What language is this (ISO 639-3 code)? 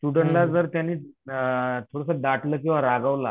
mar